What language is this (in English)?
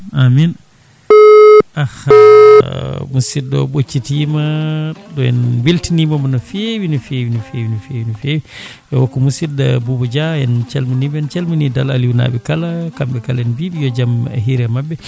Fula